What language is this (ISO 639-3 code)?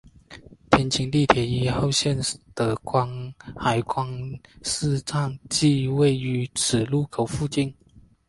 zho